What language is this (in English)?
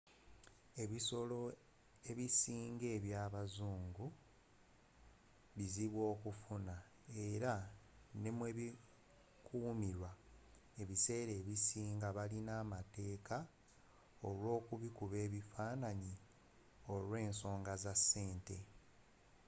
Ganda